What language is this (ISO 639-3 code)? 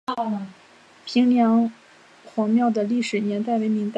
zho